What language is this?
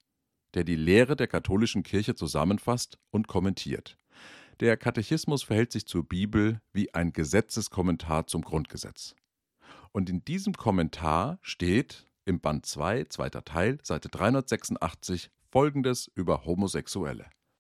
German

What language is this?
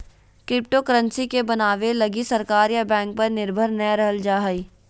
Magahi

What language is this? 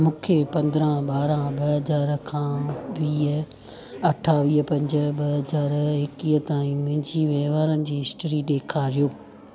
Sindhi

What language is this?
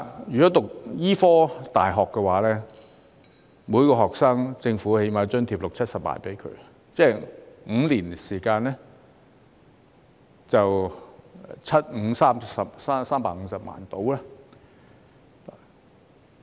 Cantonese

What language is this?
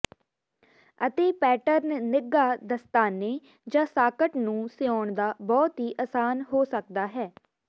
Punjabi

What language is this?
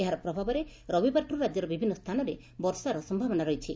Odia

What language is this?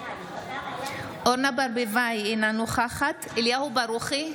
Hebrew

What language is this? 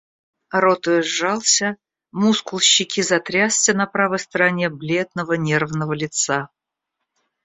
Russian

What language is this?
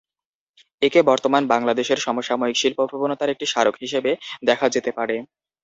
Bangla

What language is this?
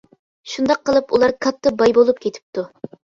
Uyghur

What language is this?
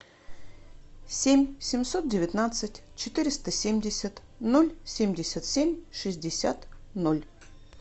Russian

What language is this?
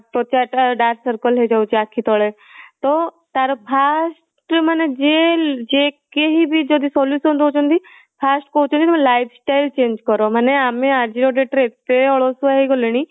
Odia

